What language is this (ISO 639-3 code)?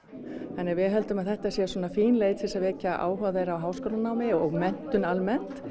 isl